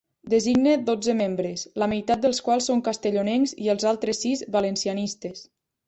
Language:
Catalan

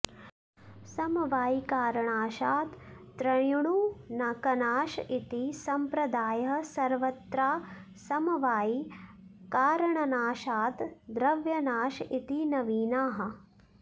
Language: Sanskrit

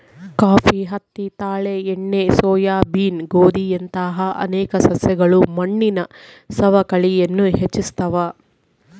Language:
Kannada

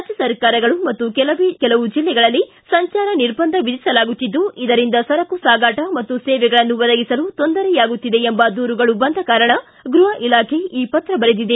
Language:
Kannada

